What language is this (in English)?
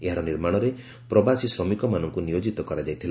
Odia